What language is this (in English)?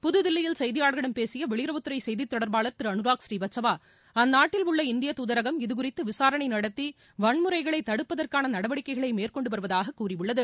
Tamil